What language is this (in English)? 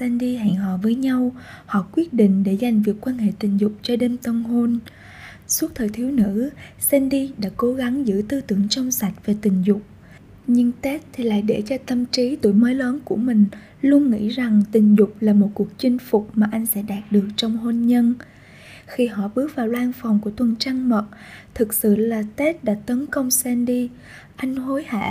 Vietnamese